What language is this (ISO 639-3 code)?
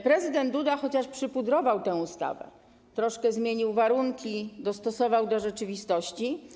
pol